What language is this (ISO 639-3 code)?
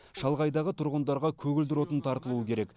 kaz